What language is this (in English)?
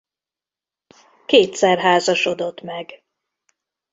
Hungarian